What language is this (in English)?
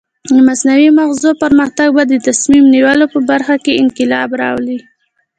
Pashto